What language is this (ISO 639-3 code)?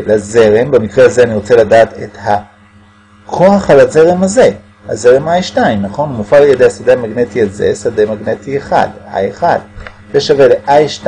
heb